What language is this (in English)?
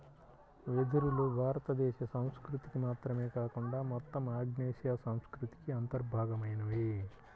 Telugu